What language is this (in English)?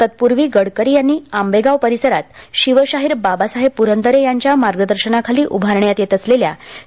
Marathi